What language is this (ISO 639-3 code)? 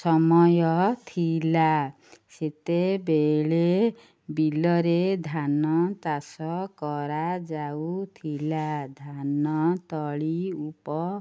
ori